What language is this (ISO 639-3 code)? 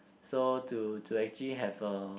eng